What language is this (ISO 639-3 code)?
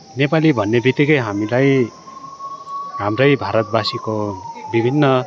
nep